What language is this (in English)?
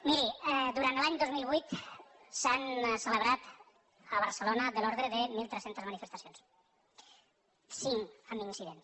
Catalan